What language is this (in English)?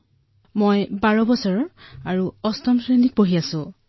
Assamese